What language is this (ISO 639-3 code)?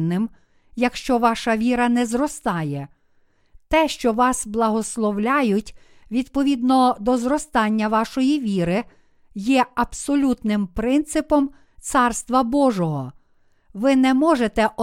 ukr